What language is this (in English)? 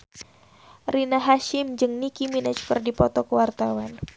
Sundanese